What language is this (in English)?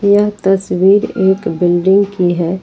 Hindi